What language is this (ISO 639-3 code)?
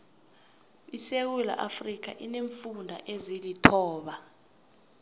nbl